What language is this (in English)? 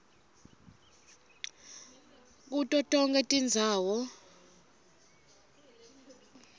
Swati